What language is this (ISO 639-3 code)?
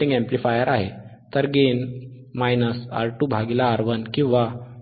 mar